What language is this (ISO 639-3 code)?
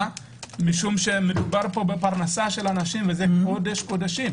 heb